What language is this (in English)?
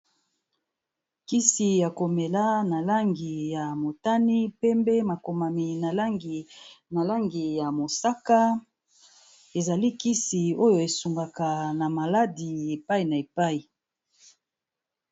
Lingala